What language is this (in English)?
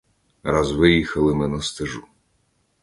Ukrainian